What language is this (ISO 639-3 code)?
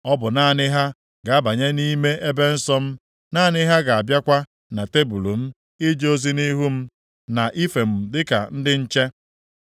ibo